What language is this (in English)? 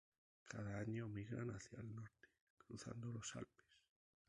Spanish